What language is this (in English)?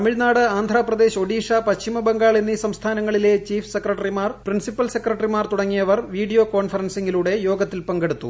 Malayalam